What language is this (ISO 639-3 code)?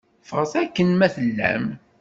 kab